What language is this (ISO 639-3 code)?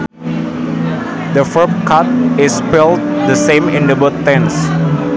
sun